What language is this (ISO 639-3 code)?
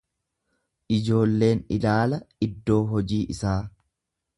orm